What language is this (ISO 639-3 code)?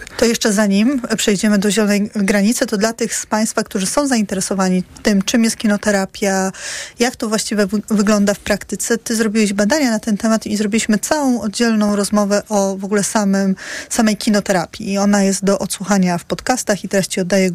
pol